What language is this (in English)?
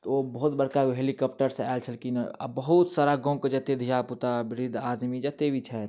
Maithili